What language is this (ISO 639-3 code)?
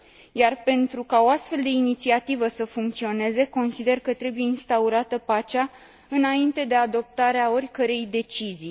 ron